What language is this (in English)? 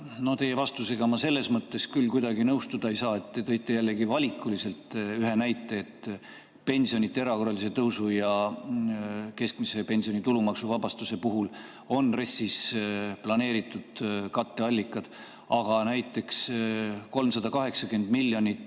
Estonian